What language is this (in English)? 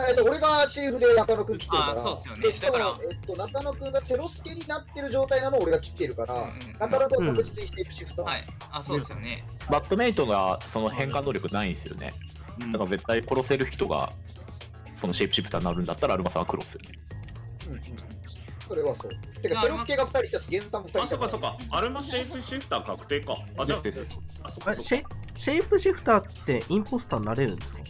Japanese